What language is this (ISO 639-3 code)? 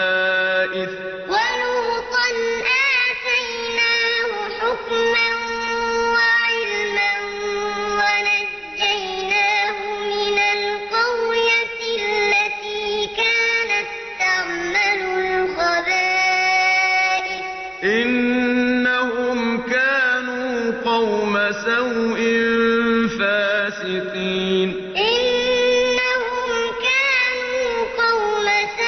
ara